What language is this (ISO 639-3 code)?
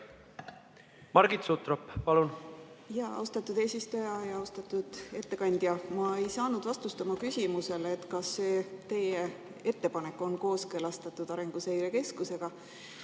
est